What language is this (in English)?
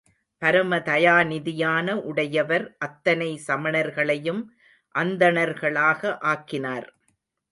Tamil